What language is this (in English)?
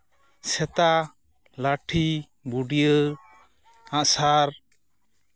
Santali